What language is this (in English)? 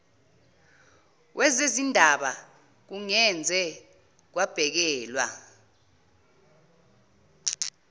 Zulu